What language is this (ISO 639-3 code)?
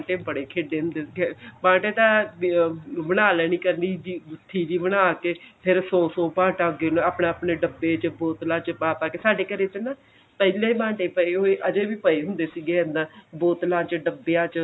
pan